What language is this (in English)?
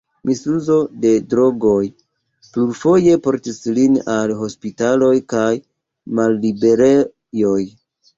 Esperanto